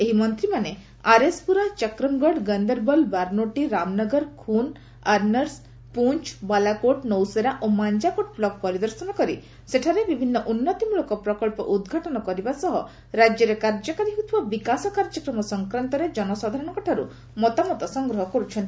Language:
Odia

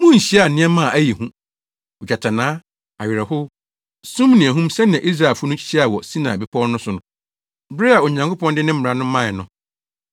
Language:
Akan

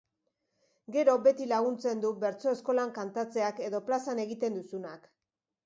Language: Basque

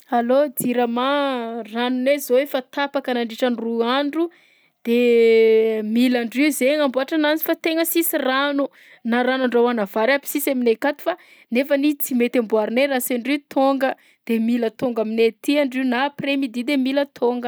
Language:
Southern Betsimisaraka Malagasy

